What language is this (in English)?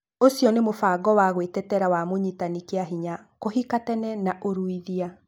Kikuyu